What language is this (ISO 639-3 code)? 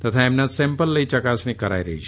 guj